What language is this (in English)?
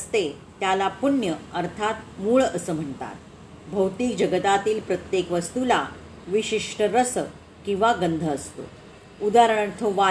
Marathi